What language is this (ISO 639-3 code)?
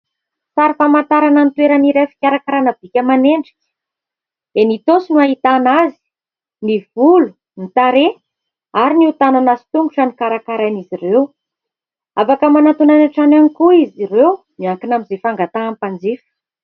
mlg